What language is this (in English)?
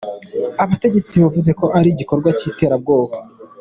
Kinyarwanda